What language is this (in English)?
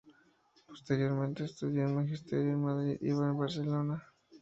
Spanish